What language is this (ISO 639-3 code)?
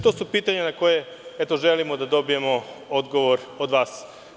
srp